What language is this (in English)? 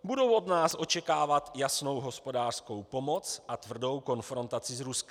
Czech